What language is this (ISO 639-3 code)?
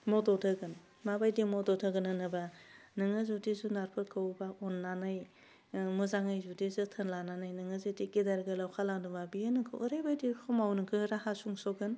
brx